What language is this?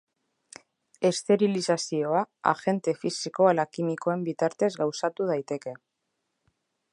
Basque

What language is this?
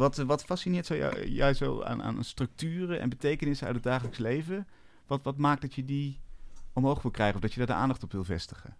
Dutch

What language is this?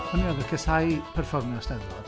Welsh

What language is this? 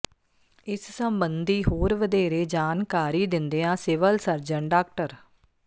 Punjabi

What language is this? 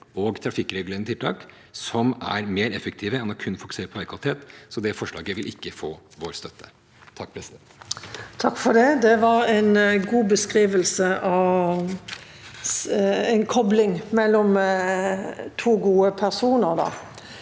Norwegian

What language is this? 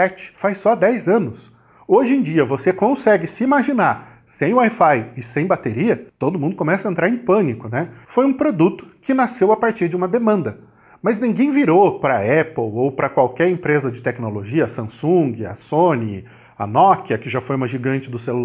Portuguese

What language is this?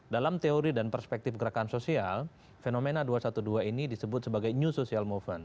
Indonesian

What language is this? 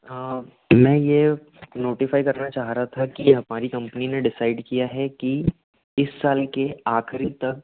Hindi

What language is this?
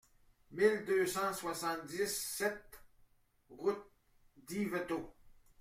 French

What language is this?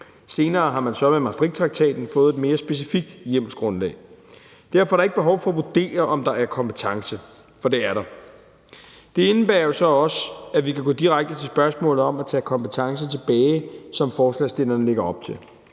Danish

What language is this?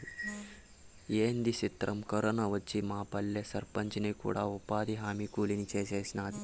Telugu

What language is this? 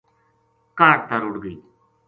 Gujari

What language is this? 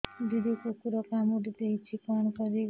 Odia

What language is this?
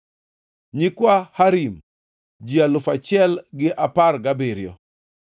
Luo (Kenya and Tanzania)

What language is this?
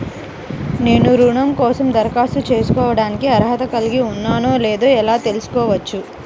Telugu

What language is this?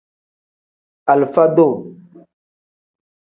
Tem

